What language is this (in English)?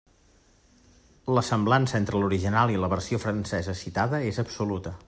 Catalan